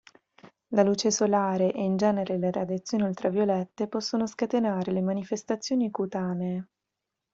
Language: Italian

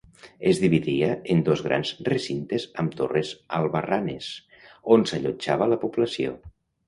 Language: Catalan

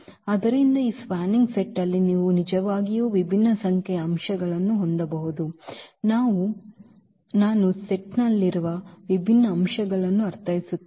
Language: Kannada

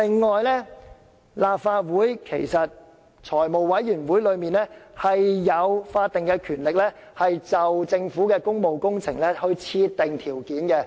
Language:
Cantonese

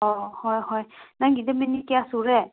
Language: Manipuri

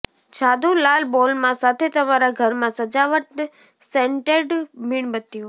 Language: Gujarati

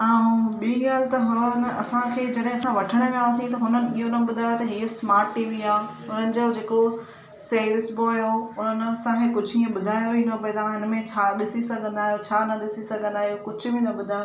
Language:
Sindhi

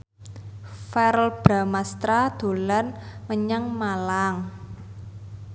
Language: Javanese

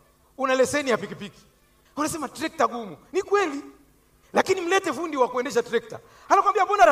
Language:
Swahili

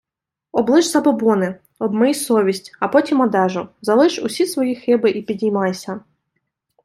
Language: Ukrainian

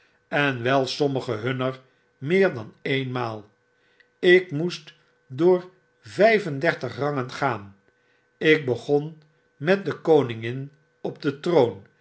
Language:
Dutch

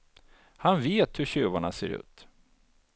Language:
Swedish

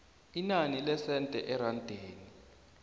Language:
South Ndebele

